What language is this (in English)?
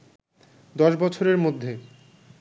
Bangla